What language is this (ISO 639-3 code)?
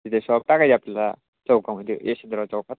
mar